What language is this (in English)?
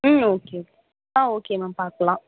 Tamil